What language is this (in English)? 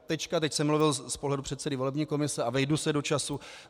Czech